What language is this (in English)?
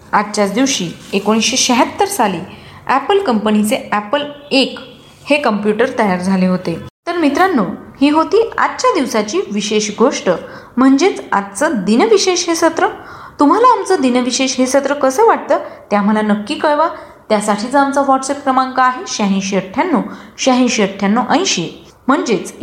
Marathi